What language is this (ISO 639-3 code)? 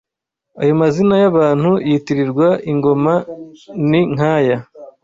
kin